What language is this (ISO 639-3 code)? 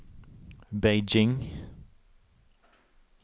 nor